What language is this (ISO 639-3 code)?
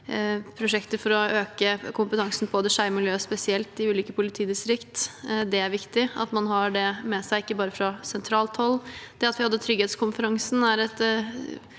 nor